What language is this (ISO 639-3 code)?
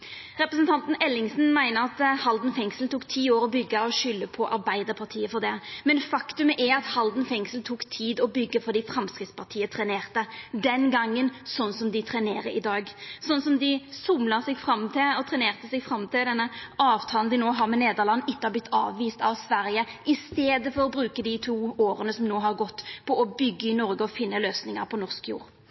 nno